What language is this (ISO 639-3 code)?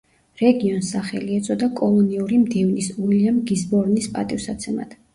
kat